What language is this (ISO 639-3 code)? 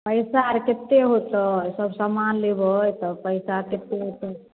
mai